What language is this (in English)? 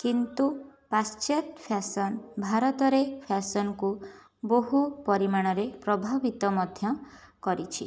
Odia